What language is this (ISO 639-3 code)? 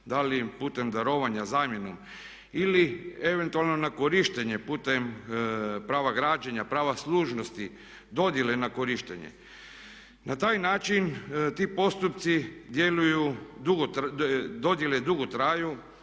hrv